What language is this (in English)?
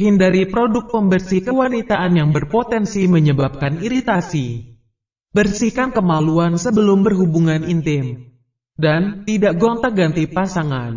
Indonesian